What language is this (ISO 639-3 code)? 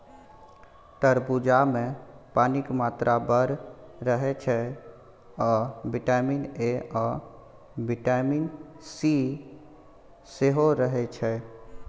mai